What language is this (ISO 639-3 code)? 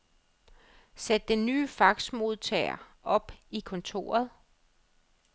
dan